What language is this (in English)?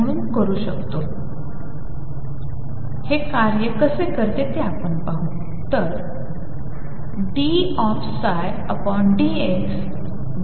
Marathi